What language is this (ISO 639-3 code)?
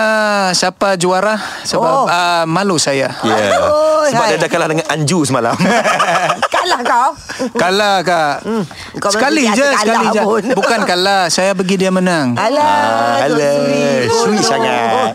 msa